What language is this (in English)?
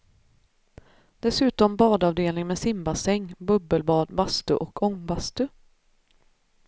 Swedish